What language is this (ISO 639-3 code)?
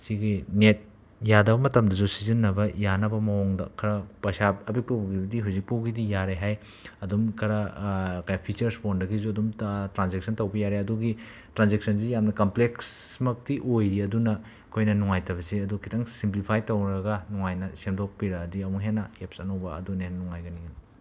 mni